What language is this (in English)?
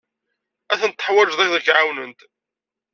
Kabyle